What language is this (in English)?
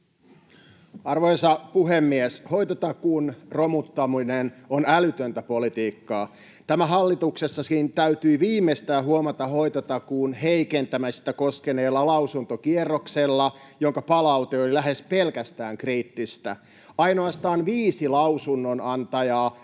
Finnish